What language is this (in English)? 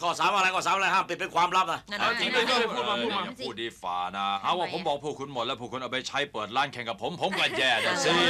Thai